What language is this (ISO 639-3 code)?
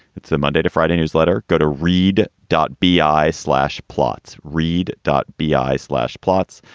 eng